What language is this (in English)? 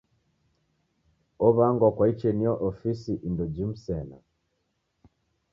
Taita